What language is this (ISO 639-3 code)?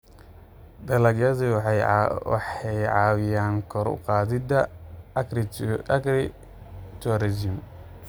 som